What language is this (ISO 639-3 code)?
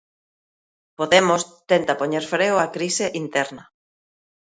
glg